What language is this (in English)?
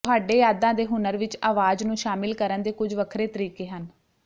Punjabi